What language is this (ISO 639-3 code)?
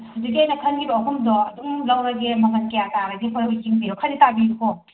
mni